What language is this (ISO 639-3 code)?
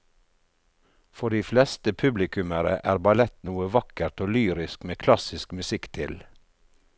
nor